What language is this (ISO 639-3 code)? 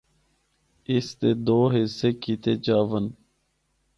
hno